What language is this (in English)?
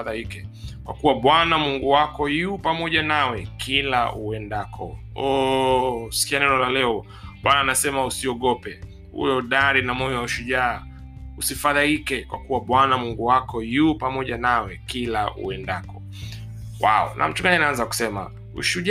Swahili